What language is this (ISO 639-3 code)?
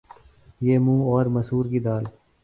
urd